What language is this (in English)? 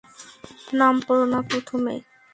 Bangla